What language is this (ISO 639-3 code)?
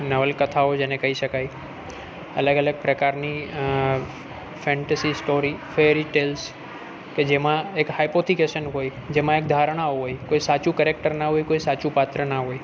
guj